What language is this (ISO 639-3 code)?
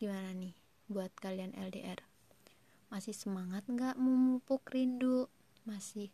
ind